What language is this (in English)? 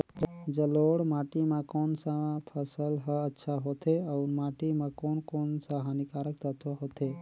Chhattisgarhi